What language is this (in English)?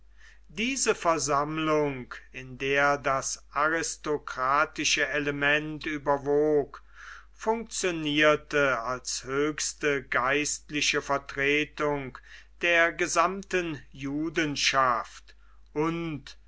German